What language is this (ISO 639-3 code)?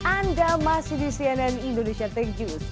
ind